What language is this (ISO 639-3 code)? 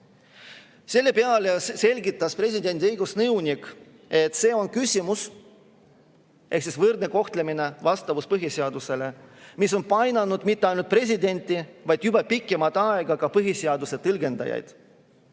est